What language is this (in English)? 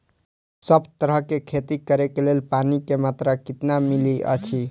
Maithili